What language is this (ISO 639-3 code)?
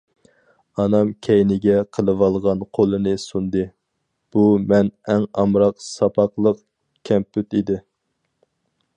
uig